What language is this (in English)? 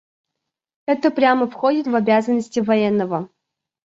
Russian